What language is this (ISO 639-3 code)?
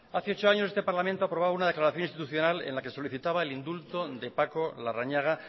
spa